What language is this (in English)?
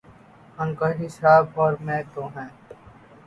Urdu